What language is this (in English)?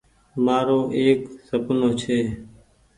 Goaria